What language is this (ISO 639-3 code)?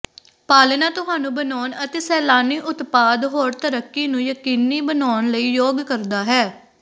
pan